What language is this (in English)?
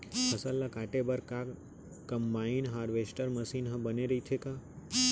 Chhattisgarhi